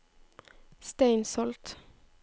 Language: Norwegian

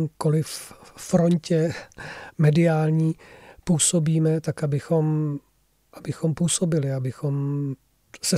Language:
Czech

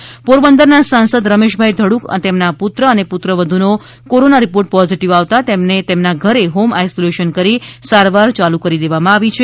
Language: Gujarati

